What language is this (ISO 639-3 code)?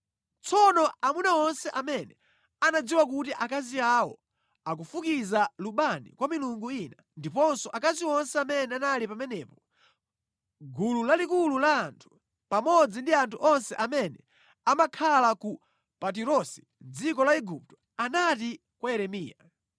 nya